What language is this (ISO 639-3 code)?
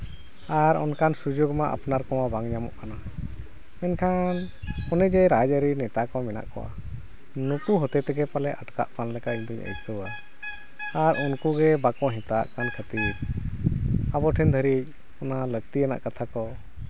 sat